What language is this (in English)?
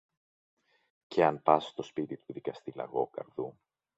Greek